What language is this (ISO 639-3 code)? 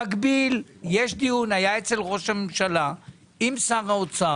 heb